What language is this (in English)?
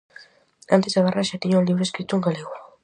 Galician